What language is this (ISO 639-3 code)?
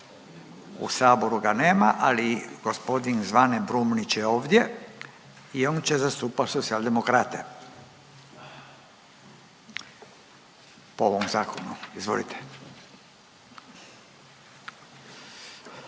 hrv